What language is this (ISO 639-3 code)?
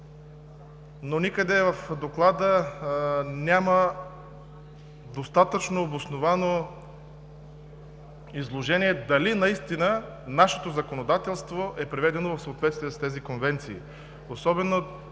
bul